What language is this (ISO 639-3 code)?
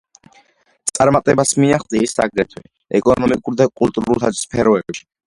kat